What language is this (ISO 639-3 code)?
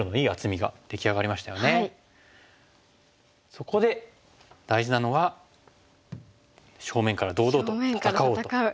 jpn